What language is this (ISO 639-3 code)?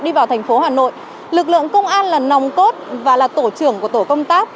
vie